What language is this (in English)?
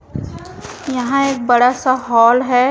Hindi